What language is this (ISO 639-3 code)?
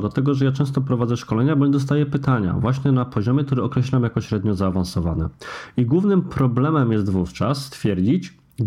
pol